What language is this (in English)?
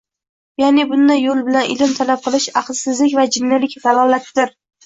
Uzbek